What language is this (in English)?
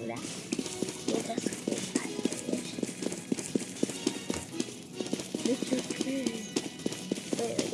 Spanish